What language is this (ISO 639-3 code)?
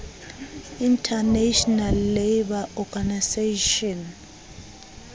sot